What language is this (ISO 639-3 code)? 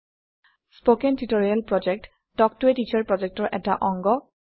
asm